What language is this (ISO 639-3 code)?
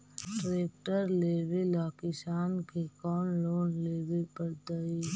mag